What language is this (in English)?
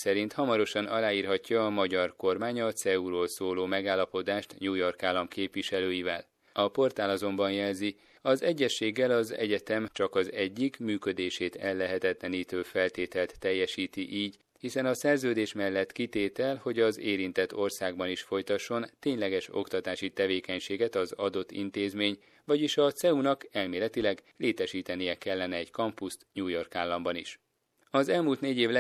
Hungarian